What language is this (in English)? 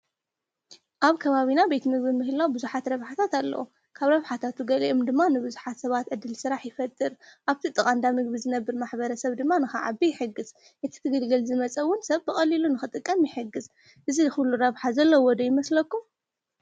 Tigrinya